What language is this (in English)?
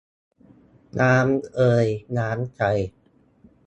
Thai